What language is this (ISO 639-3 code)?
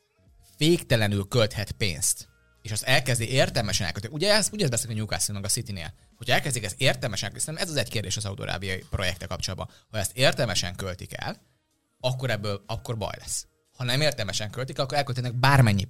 hun